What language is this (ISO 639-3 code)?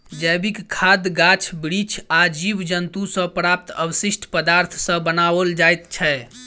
mai